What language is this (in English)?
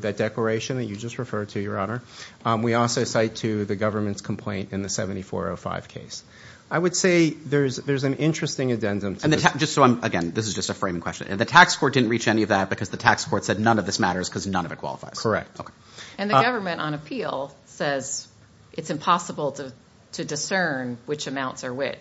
English